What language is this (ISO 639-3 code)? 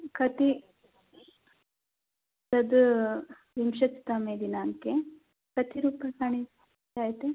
san